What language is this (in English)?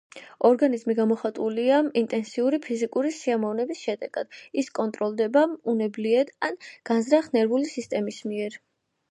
Georgian